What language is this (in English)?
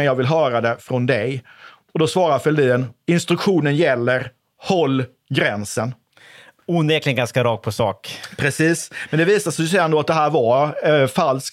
Swedish